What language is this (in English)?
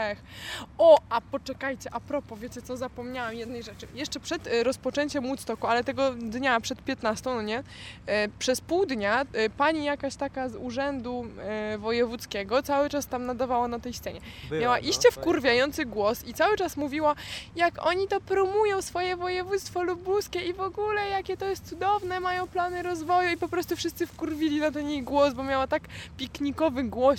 Polish